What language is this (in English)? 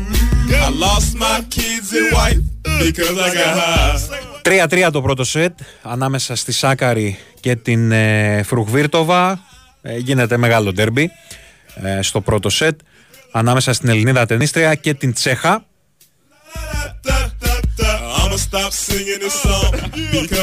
Greek